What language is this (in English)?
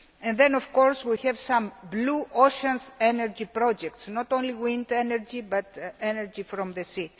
English